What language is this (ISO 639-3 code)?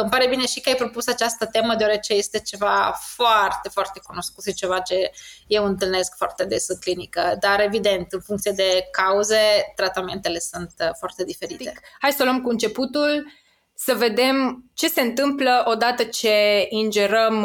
ron